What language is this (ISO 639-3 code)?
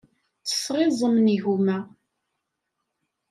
kab